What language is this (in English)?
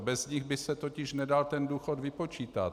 Czech